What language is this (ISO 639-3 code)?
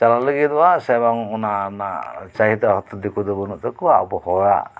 sat